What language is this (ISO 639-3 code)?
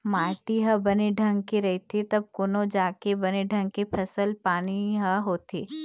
hne